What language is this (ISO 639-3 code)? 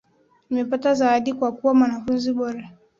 swa